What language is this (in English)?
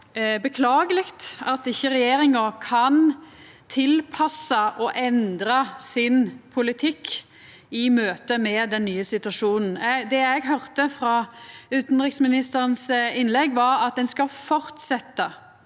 Norwegian